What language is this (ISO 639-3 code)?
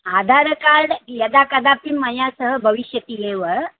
san